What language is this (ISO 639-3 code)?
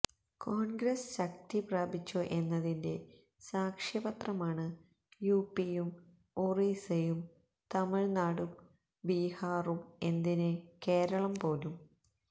mal